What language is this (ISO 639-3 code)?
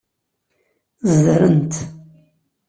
kab